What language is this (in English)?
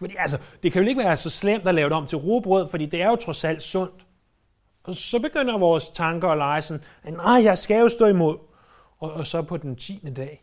Danish